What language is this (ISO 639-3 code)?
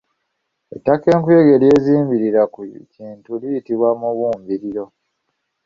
lug